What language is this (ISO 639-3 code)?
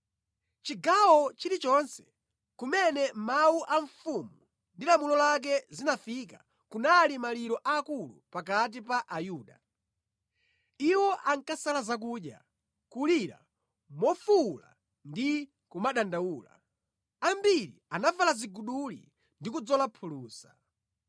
nya